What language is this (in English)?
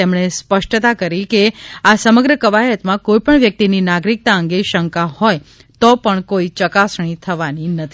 Gujarati